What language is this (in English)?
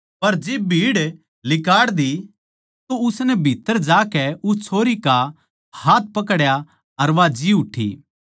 Haryanvi